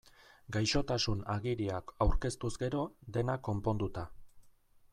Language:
Basque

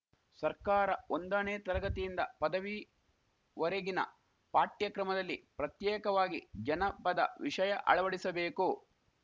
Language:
Kannada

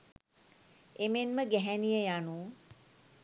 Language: Sinhala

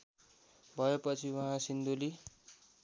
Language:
Nepali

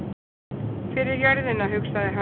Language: Icelandic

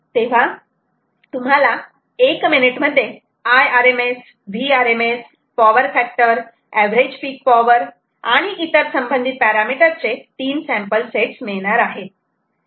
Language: Marathi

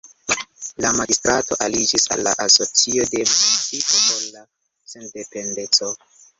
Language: Esperanto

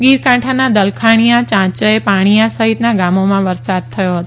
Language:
Gujarati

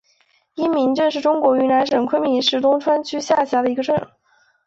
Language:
Chinese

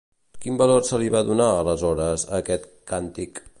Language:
Catalan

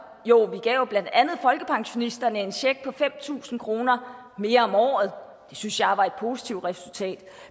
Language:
Danish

